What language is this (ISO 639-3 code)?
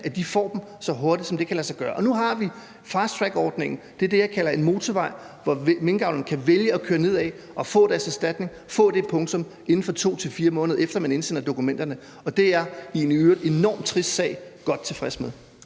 dan